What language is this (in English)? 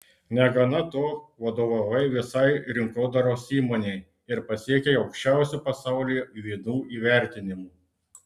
Lithuanian